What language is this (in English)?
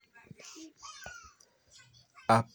Luo (Kenya and Tanzania)